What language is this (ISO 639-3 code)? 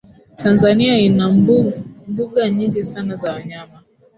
swa